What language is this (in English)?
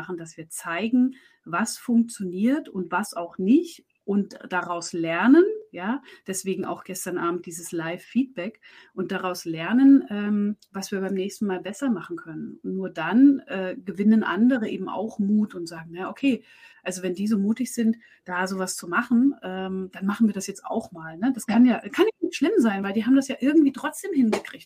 German